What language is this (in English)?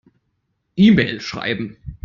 German